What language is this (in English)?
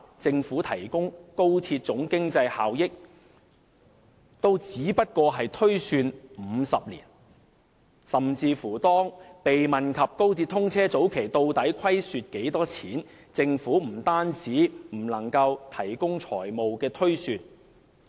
Cantonese